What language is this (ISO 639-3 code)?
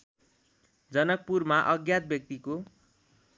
nep